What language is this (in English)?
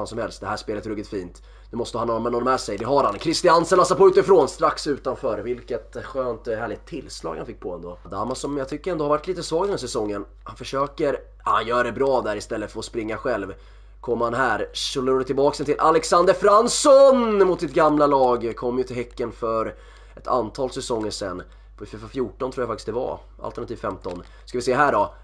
Swedish